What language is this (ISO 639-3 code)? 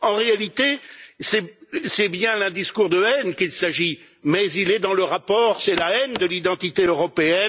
fra